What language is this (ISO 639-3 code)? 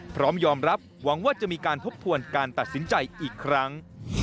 tha